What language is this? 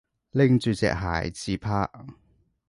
Cantonese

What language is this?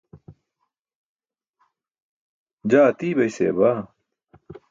Burushaski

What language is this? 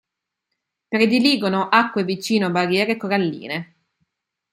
Italian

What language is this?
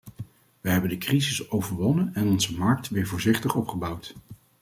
Dutch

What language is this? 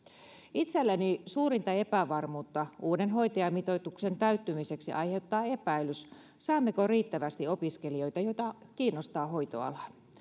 Finnish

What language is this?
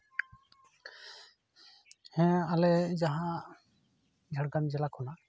Santali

